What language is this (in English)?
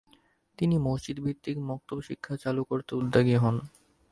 Bangla